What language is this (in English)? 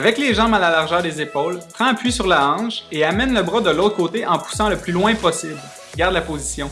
French